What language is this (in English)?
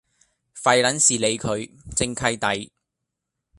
Cantonese